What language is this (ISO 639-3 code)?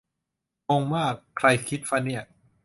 tha